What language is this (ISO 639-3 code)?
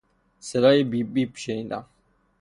fas